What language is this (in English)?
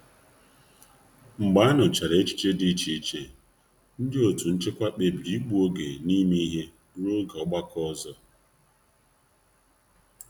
Igbo